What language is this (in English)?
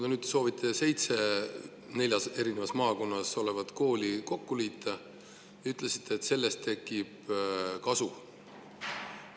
Estonian